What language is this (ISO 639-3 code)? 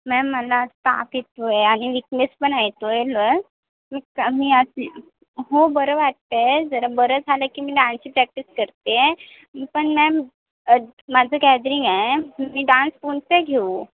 mar